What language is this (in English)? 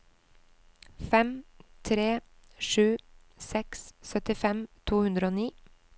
Norwegian